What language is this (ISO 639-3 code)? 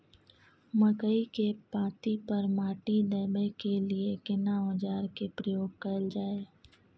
mai